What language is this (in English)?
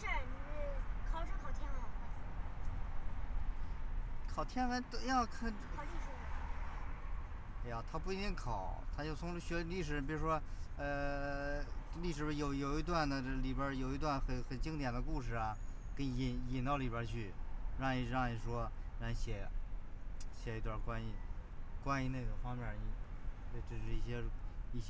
Chinese